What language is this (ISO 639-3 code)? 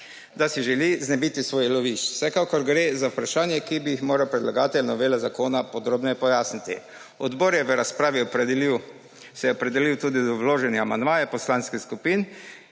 slv